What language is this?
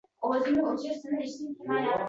Uzbek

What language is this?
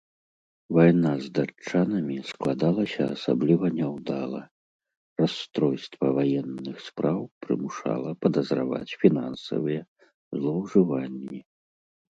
Belarusian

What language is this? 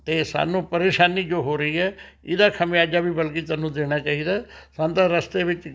Punjabi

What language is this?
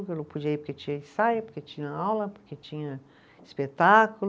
Portuguese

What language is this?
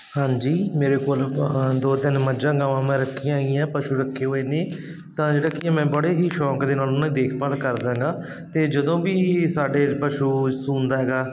Punjabi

